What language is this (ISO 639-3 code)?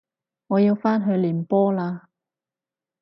yue